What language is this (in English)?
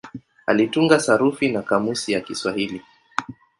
Swahili